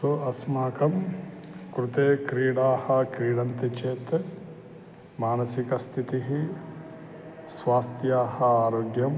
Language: Sanskrit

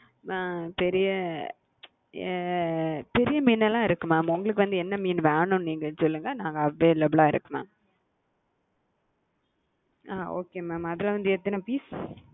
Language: Tamil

